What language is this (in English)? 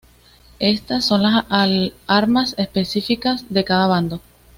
Spanish